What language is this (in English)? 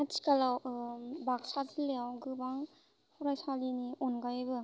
Bodo